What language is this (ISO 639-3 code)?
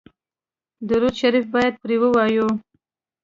pus